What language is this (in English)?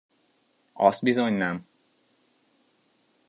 Hungarian